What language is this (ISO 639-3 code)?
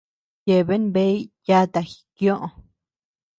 cux